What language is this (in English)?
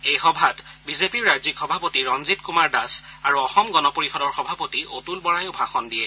Assamese